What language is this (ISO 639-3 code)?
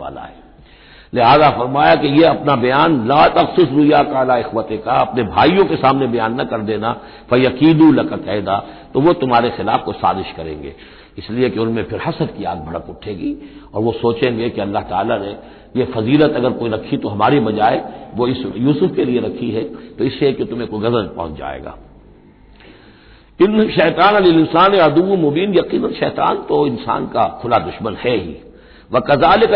hin